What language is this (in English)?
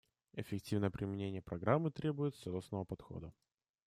Russian